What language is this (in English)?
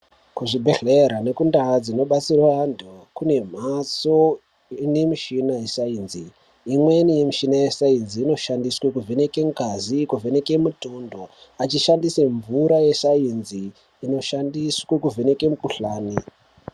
Ndau